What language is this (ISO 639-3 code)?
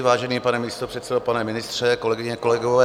ces